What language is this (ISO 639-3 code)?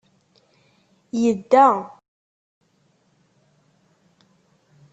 kab